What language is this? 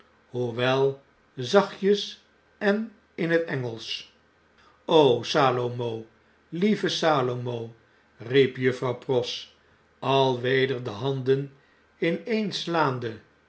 Dutch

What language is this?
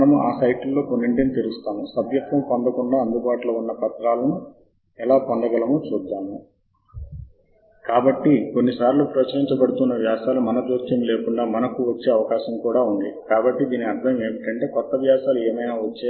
Telugu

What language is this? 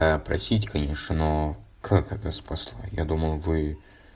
Russian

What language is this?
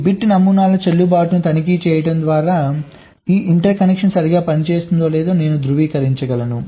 Telugu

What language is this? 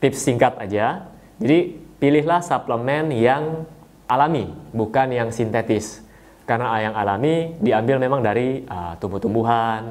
Indonesian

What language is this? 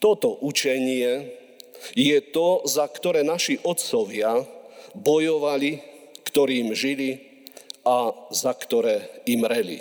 Slovak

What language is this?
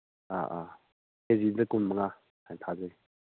Manipuri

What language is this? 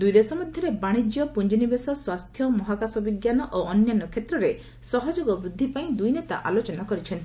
Odia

